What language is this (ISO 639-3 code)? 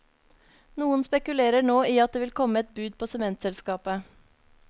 nor